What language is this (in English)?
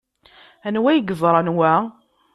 Kabyle